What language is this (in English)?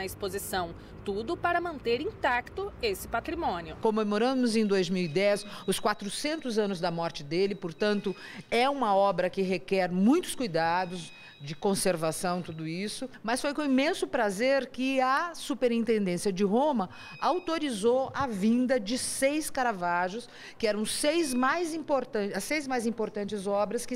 Portuguese